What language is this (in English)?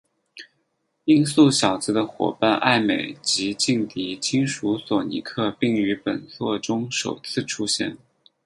Chinese